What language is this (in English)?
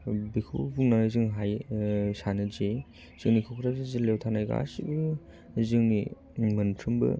Bodo